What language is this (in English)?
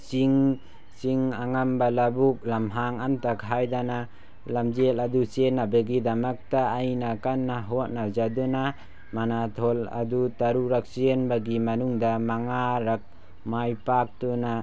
Manipuri